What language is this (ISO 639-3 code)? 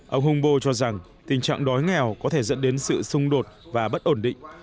vie